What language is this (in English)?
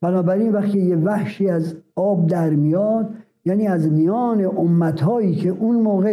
Persian